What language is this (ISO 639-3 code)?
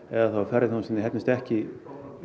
isl